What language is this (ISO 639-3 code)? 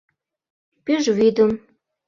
chm